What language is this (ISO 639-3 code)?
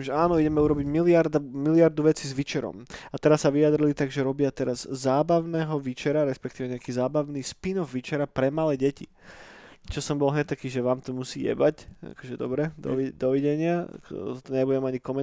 slk